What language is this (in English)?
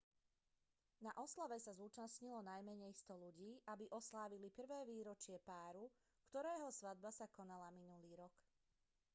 Slovak